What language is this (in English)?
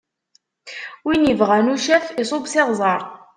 Kabyle